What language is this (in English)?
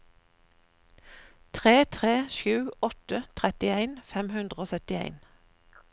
Norwegian